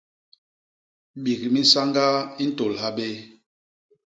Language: Basaa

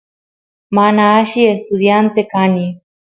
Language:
Santiago del Estero Quichua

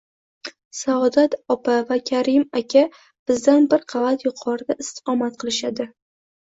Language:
Uzbek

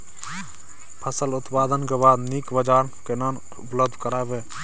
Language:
Maithili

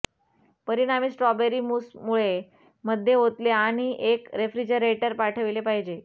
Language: Marathi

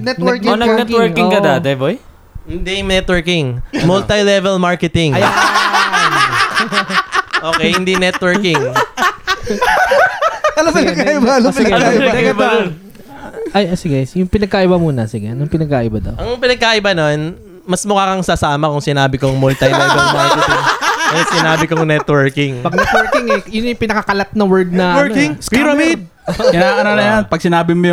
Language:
Filipino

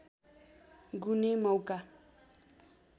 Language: Nepali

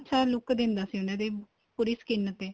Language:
Punjabi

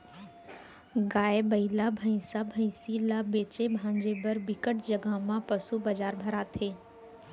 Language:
Chhattisgarhi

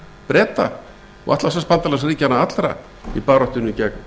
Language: Icelandic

